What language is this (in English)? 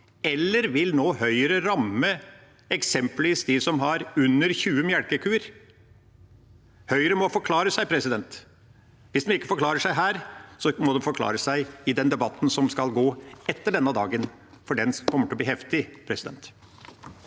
Norwegian